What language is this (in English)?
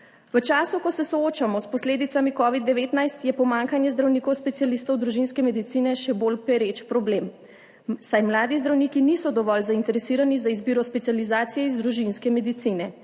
Slovenian